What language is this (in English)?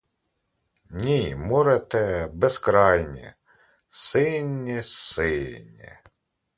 Ukrainian